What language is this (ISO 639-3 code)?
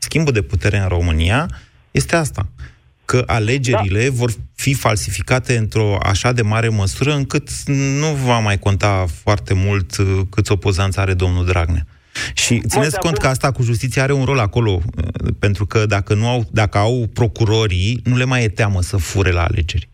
ron